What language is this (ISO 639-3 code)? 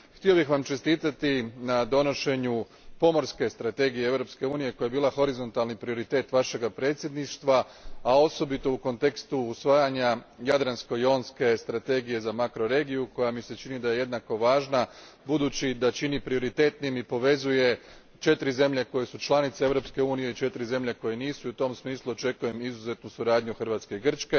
hrv